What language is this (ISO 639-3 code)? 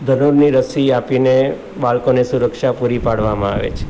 guj